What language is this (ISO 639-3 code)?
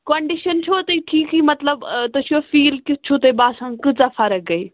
kas